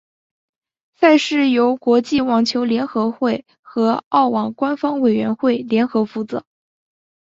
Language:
Chinese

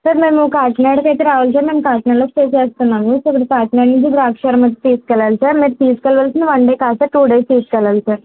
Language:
Telugu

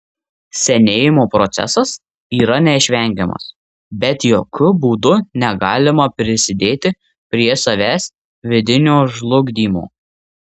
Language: Lithuanian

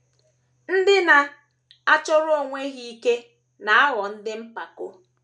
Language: Igbo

